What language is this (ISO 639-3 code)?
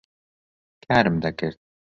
ckb